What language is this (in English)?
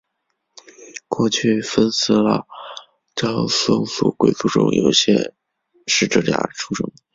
Chinese